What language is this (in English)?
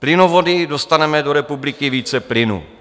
Czech